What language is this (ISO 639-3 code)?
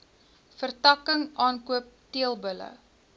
afr